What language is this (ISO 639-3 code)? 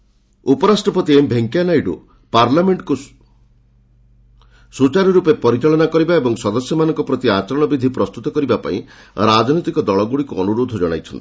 ori